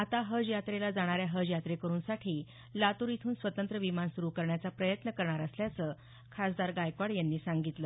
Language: Marathi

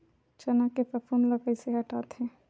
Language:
Chhattisgarhi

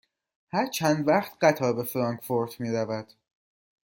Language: Persian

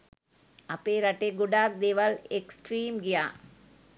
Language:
Sinhala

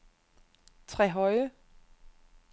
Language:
Danish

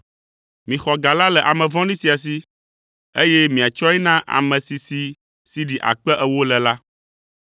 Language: Ewe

